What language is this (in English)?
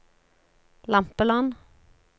Norwegian